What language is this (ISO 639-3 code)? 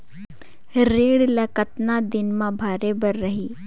hne